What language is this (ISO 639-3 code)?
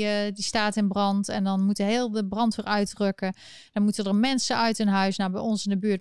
nld